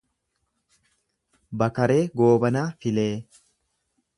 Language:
Oromo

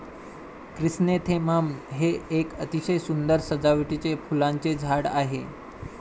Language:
Marathi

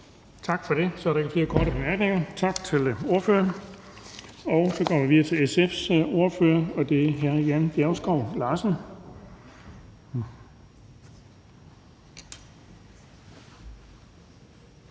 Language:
Danish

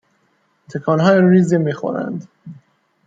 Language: Persian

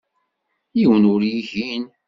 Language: Kabyle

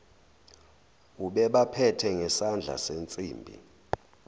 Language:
Zulu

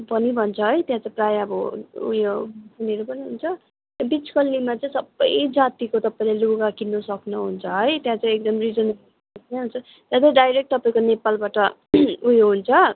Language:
Nepali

